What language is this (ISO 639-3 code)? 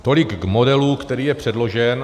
ces